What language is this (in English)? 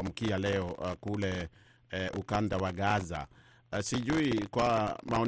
Swahili